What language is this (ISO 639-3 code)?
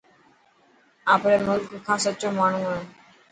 mki